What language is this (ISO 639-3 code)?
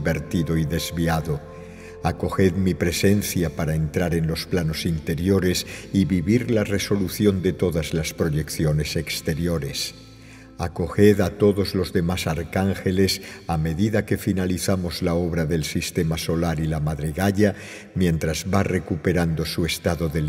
spa